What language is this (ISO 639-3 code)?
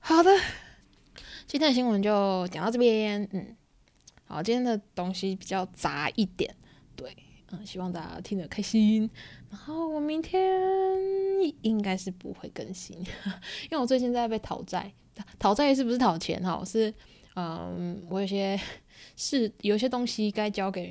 zho